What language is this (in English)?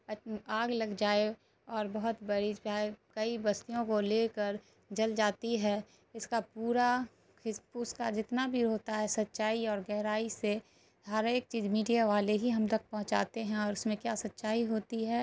Urdu